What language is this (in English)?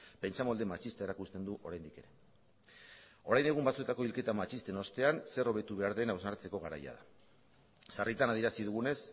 Basque